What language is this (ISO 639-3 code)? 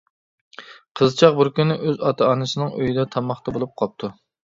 uig